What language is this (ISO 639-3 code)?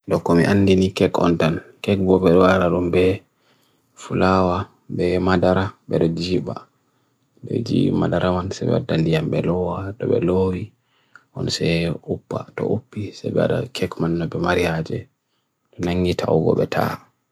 fui